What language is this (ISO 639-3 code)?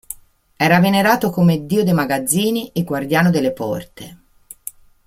ita